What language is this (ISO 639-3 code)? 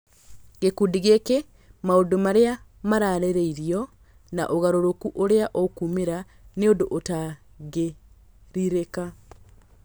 kik